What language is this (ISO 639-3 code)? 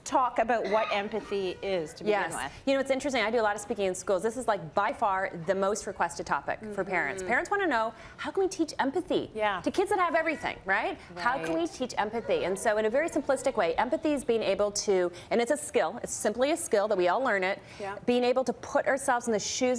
eng